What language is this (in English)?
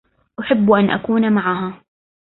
Arabic